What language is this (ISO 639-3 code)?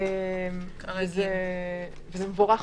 heb